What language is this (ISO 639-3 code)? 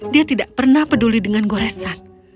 ind